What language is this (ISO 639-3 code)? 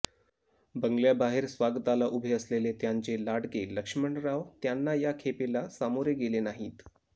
mar